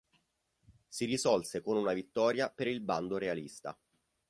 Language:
Italian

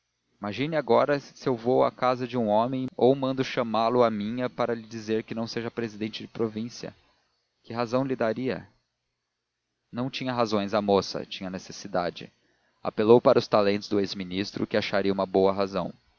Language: Portuguese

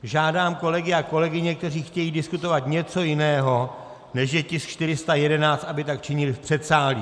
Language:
Czech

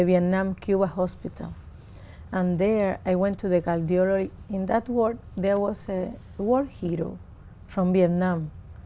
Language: Vietnamese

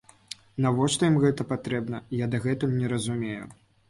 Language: Belarusian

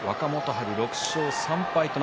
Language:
Japanese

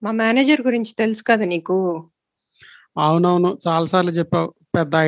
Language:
Telugu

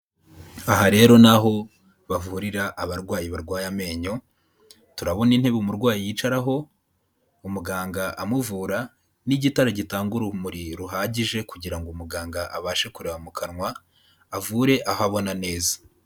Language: Kinyarwanda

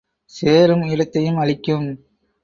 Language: Tamil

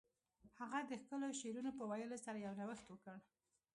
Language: Pashto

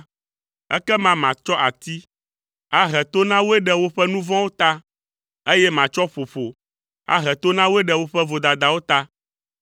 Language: Ewe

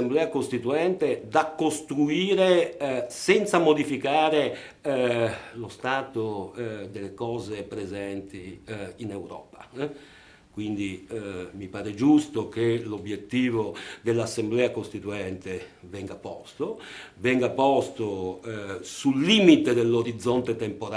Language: Italian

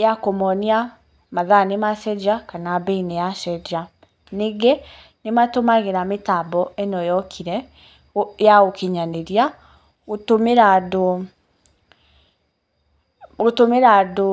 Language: Kikuyu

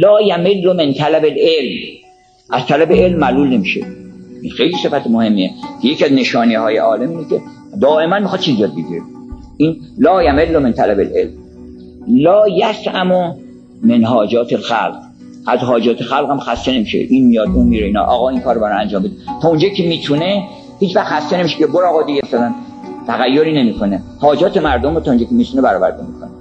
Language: Persian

